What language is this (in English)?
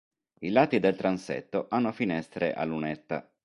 Italian